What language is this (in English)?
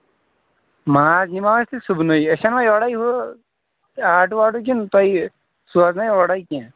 Kashmiri